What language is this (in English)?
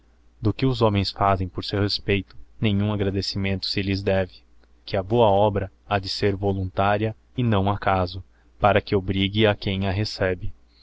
Portuguese